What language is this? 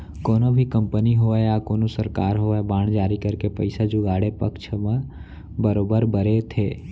Chhattisgarhi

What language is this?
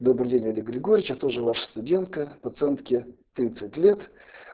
Russian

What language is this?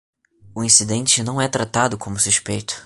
Portuguese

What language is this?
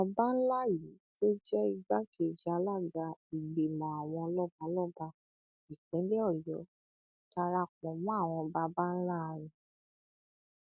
Yoruba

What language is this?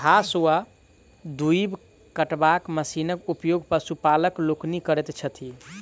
Maithili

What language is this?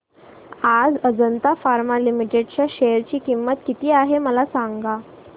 Marathi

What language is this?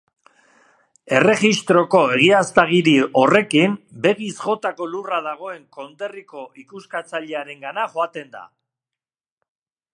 Basque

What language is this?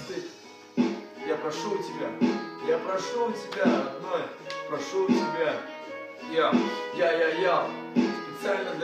Russian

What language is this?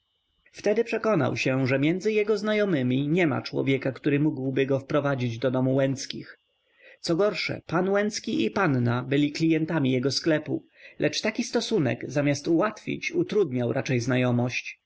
Polish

